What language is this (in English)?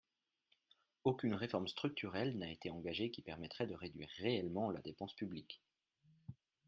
French